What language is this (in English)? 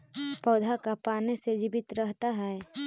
Magahi